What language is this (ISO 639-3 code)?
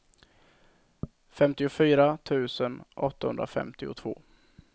swe